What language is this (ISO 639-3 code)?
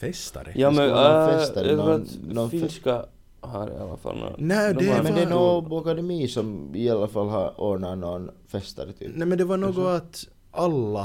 swe